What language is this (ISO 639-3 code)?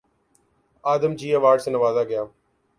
urd